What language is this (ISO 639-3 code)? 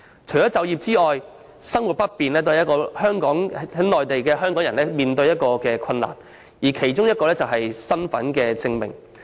yue